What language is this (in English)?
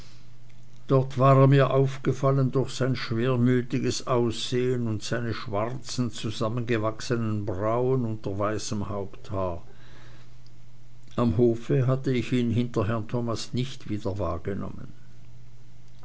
German